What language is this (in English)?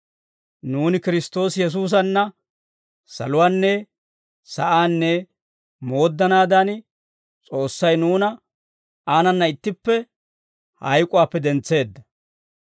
Dawro